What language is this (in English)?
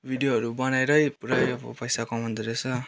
Nepali